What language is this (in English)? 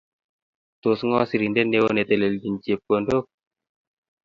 Kalenjin